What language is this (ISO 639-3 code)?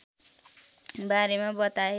nep